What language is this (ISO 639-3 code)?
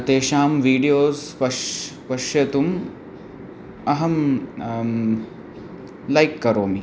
san